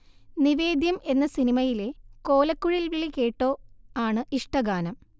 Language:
Malayalam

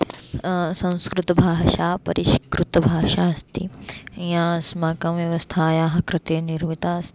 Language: Sanskrit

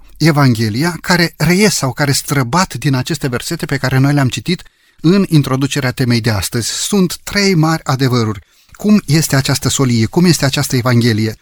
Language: Romanian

